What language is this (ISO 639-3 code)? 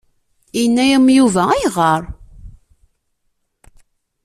kab